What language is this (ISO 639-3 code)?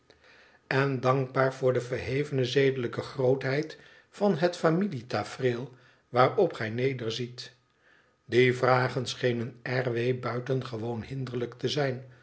nld